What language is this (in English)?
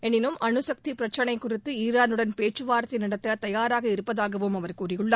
Tamil